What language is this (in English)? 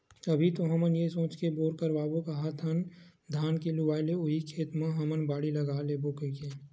Chhattisgarhi